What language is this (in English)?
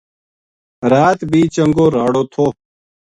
Gujari